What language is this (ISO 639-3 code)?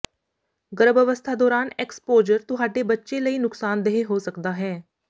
pan